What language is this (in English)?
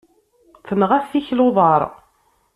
Kabyle